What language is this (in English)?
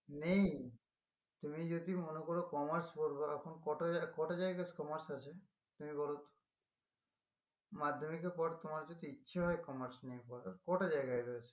Bangla